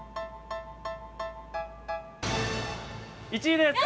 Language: Japanese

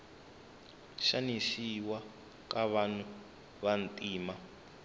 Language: Tsonga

